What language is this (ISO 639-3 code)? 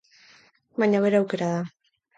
eus